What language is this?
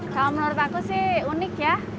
Indonesian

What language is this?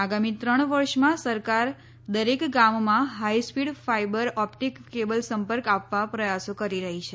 Gujarati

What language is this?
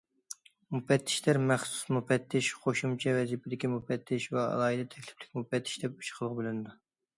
Uyghur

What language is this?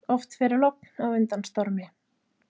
Icelandic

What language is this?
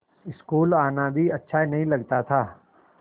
Hindi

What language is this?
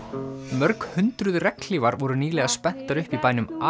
Icelandic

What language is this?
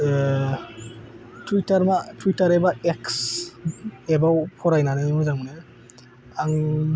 Bodo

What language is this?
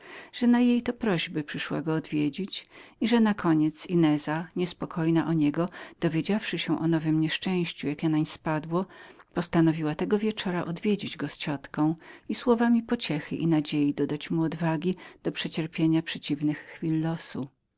Polish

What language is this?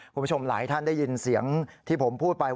Thai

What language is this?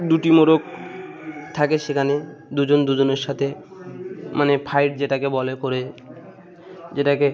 Bangla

